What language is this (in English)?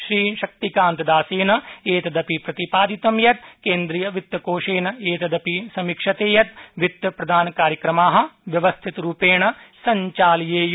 Sanskrit